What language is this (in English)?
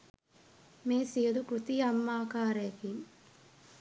Sinhala